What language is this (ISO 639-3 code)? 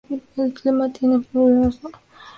spa